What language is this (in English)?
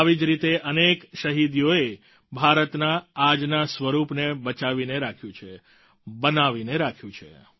Gujarati